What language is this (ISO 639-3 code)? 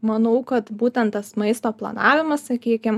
lit